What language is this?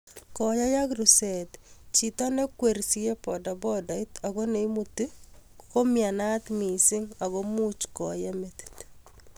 Kalenjin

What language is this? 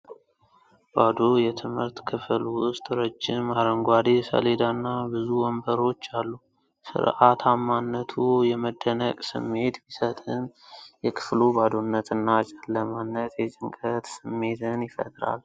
Amharic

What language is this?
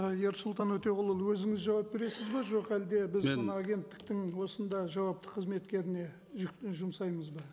Kazakh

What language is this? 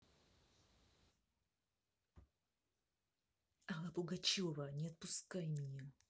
Russian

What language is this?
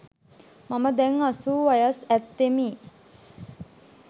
Sinhala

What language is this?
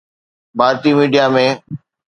Sindhi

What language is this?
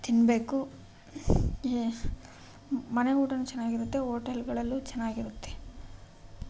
Kannada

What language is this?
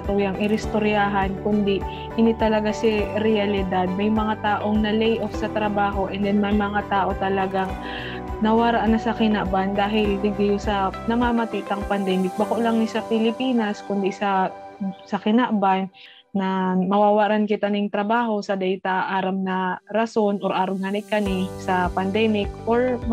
Filipino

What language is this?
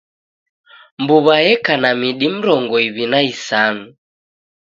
Taita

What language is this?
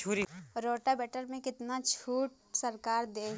Bhojpuri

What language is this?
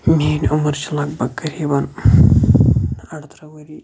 Kashmiri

